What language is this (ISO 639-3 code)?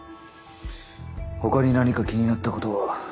jpn